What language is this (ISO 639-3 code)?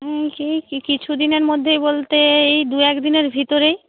ben